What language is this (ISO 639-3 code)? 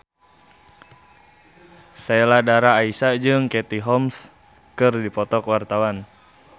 sun